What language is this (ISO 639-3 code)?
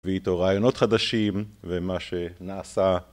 heb